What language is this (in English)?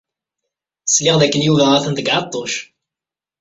Kabyle